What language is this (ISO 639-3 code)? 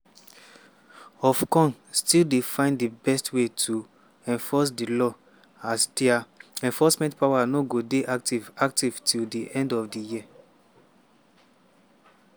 pcm